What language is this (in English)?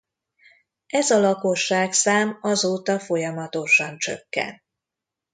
Hungarian